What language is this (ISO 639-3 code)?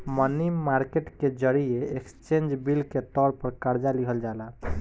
bho